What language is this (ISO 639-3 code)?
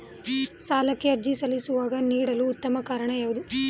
kan